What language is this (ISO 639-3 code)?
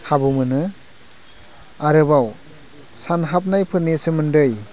brx